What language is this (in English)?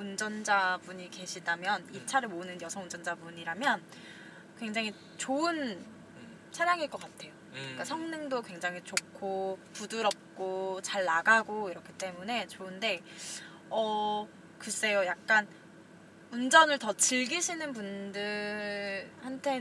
Korean